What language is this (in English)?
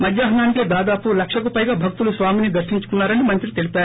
Telugu